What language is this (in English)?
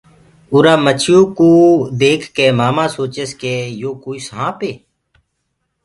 Gurgula